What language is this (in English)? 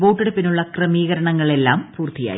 Malayalam